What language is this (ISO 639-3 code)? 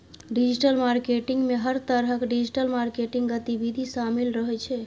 mai